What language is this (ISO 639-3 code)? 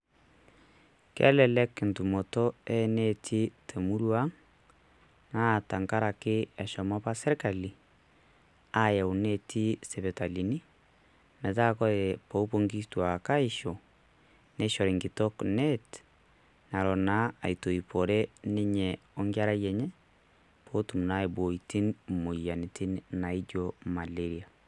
mas